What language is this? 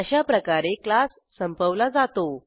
Marathi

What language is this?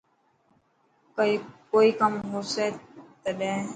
Dhatki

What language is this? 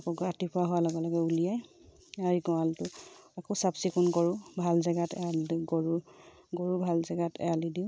Assamese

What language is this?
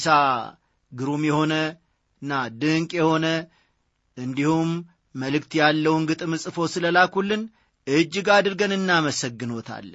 Amharic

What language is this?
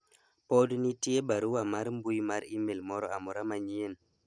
Luo (Kenya and Tanzania)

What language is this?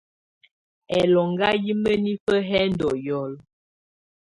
Tunen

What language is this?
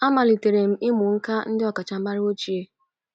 Igbo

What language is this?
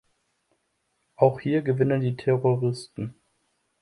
German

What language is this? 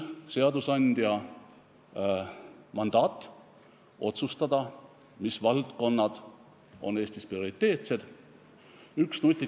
Estonian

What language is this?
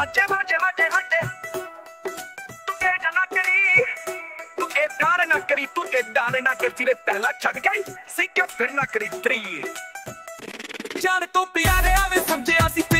Punjabi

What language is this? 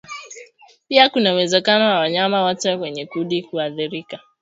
Swahili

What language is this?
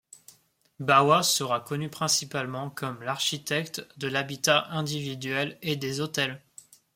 French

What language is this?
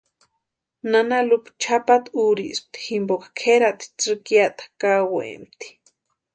Western Highland Purepecha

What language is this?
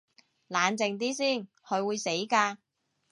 Cantonese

